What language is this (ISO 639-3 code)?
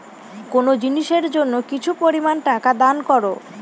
ben